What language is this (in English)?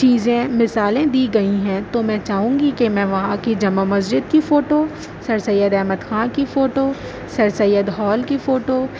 Urdu